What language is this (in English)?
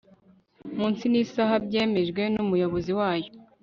Kinyarwanda